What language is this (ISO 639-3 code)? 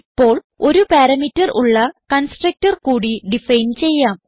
mal